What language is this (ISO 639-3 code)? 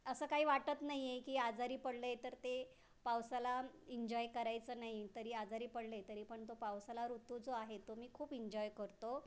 mar